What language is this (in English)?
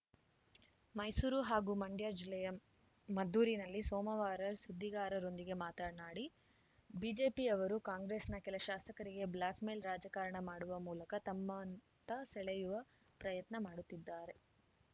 Kannada